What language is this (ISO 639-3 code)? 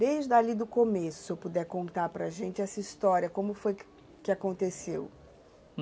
por